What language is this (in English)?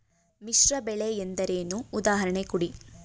Kannada